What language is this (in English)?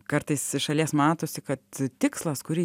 Lithuanian